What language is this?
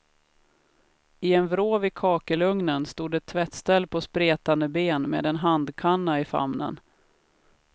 Swedish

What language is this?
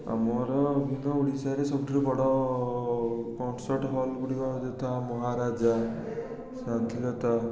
Odia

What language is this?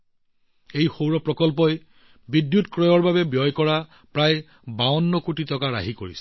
Assamese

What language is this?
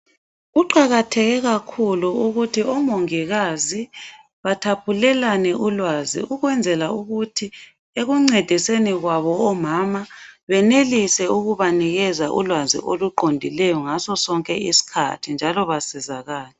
North Ndebele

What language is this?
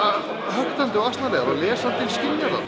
Icelandic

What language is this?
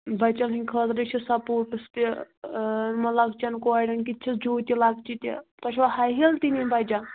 Kashmiri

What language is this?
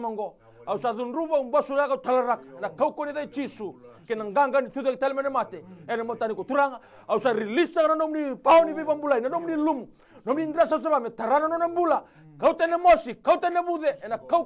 French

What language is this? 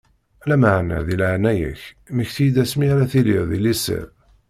Kabyle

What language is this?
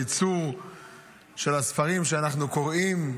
Hebrew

